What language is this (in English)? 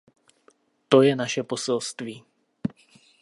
Czech